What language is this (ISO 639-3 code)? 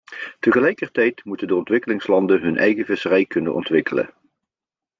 nld